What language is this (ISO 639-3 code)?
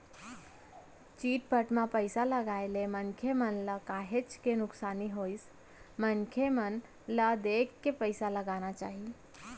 hne